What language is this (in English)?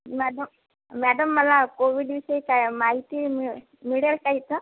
Marathi